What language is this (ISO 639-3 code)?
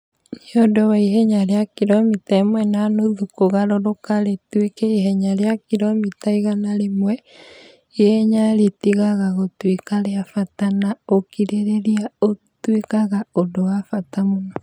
kik